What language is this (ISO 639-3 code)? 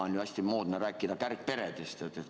est